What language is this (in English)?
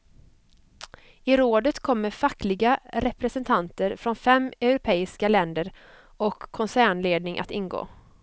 Swedish